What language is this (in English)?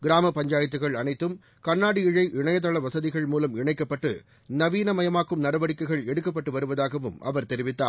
Tamil